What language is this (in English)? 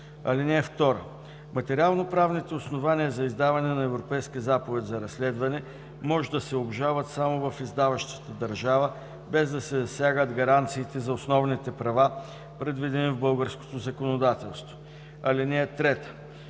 Bulgarian